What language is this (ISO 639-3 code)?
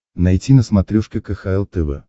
rus